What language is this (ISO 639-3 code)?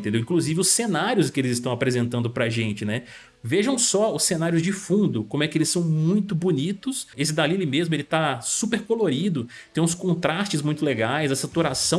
por